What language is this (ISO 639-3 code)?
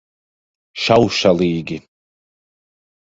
lav